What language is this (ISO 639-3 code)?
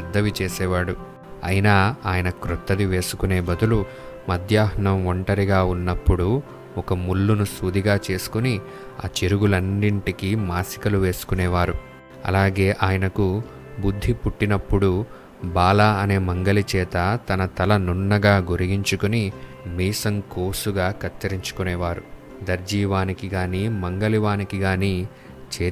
tel